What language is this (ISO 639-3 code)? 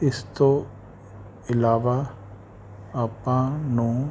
pan